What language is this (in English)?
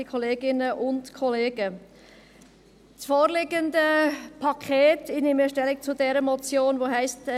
Swiss German